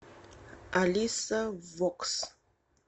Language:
Russian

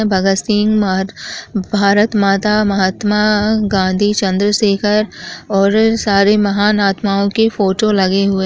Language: Chhattisgarhi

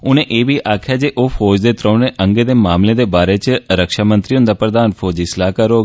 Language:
Dogri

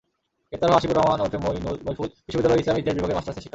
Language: Bangla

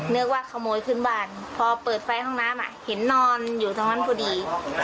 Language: Thai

